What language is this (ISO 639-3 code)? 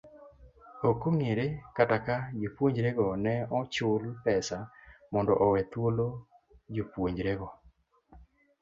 luo